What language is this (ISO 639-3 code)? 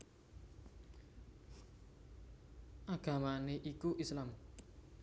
jav